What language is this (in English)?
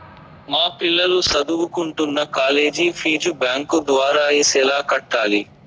Telugu